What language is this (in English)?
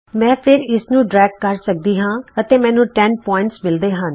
Punjabi